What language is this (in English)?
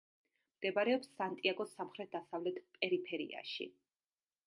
Georgian